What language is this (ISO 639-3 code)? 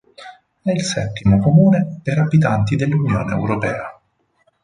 ita